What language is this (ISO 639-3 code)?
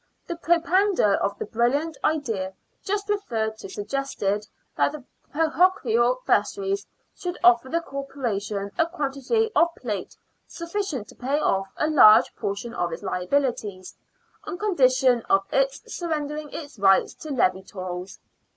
eng